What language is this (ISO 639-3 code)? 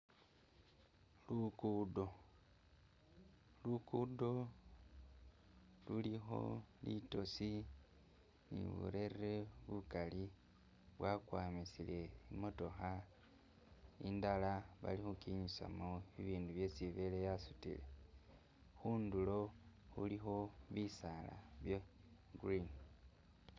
myx